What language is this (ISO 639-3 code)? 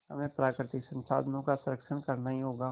hin